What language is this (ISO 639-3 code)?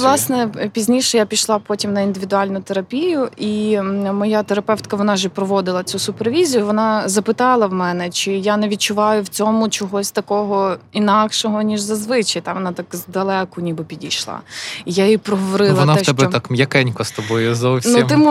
ukr